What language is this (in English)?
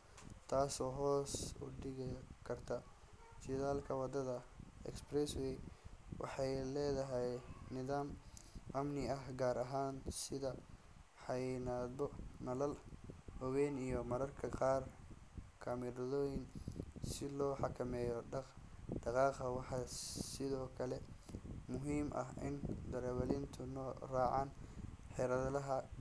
Somali